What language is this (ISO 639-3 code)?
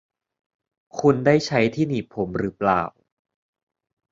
tha